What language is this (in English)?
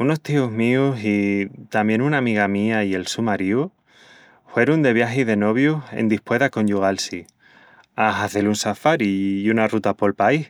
Extremaduran